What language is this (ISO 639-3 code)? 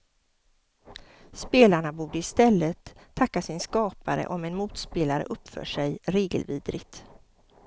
swe